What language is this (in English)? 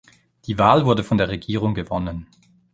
German